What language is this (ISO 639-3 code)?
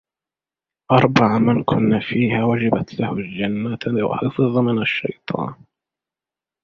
ara